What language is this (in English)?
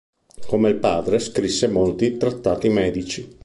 Italian